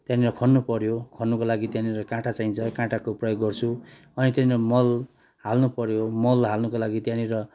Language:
Nepali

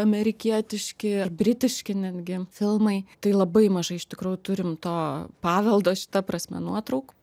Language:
Lithuanian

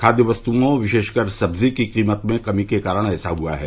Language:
Hindi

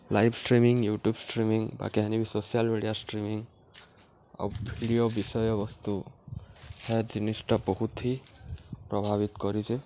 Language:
Odia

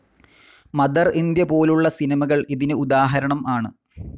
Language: Malayalam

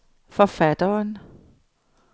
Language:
Danish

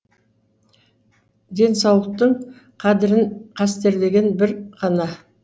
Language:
Kazakh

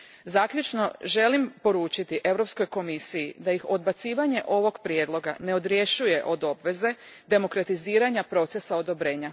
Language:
Croatian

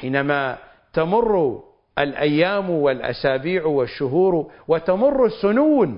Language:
Arabic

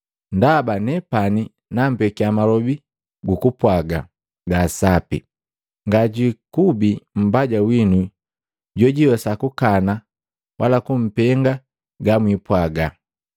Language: Matengo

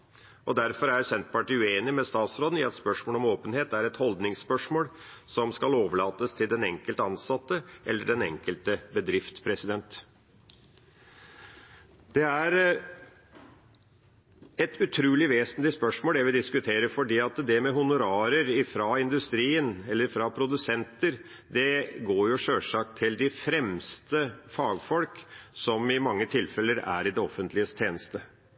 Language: Norwegian Bokmål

